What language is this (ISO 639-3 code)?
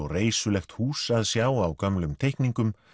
isl